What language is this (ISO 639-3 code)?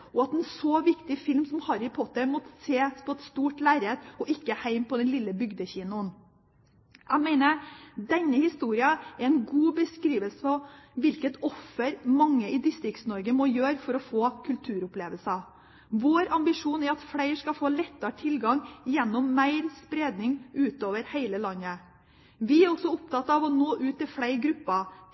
nob